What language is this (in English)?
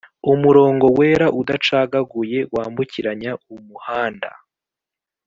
Kinyarwanda